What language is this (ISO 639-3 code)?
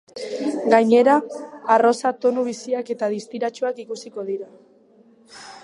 eus